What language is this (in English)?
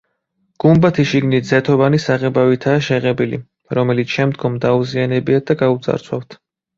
Georgian